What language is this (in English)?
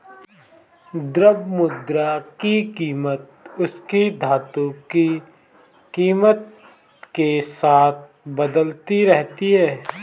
Hindi